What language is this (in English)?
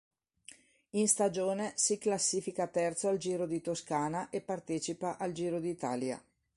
Italian